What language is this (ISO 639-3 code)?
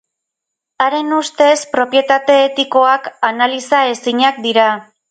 eus